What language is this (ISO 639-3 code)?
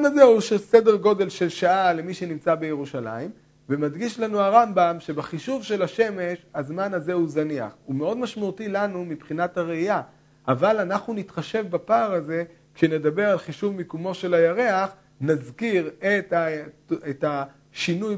heb